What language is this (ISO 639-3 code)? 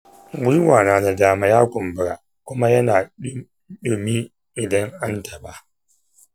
hau